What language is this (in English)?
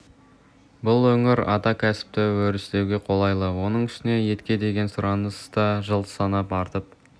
Kazakh